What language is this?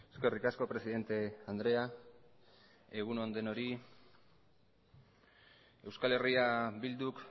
Basque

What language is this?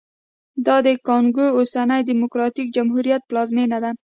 Pashto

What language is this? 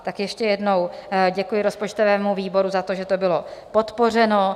Czech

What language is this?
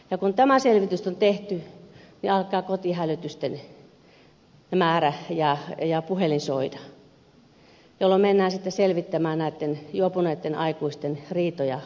Finnish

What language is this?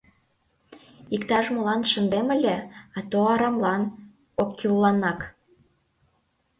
Mari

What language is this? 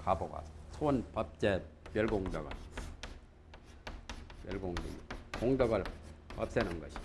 Korean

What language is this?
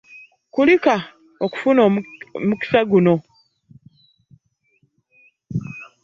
Ganda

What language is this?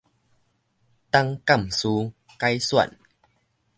Min Nan Chinese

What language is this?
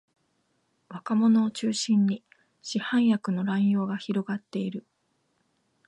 Japanese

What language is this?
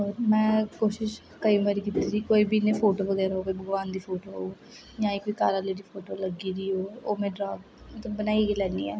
Dogri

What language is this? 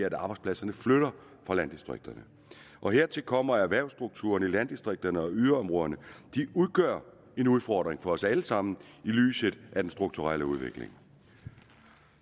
Danish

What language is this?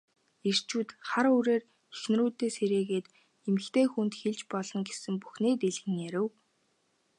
Mongolian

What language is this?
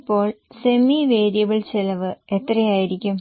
Malayalam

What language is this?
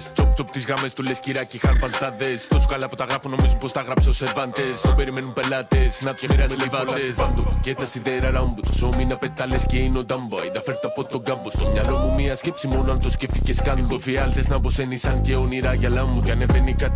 Greek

